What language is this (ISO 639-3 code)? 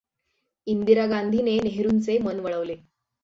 mar